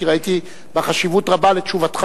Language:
Hebrew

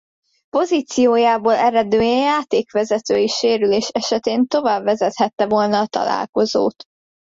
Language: Hungarian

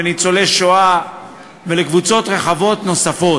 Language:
Hebrew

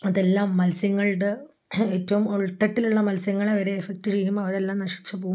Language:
Malayalam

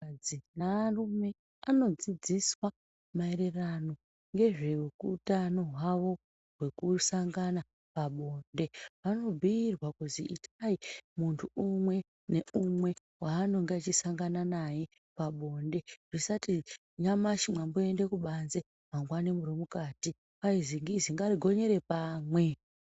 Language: Ndau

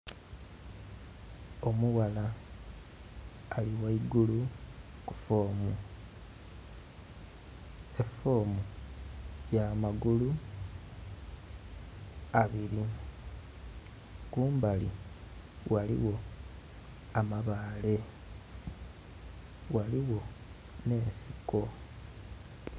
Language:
Soga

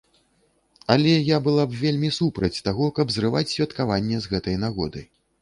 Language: Belarusian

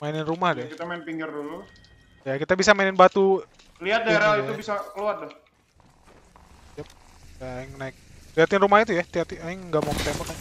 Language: Indonesian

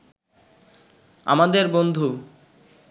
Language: Bangla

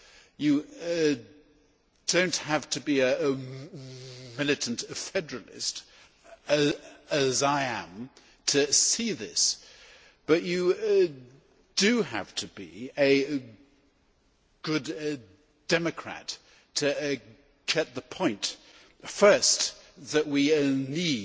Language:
English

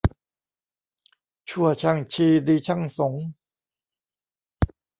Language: Thai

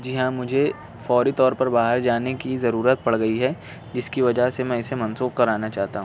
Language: Urdu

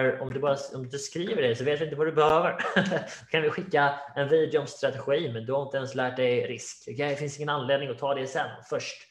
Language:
Swedish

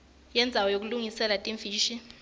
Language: Swati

